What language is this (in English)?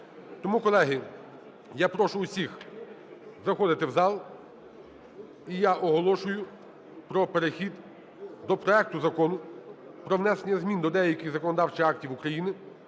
Ukrainian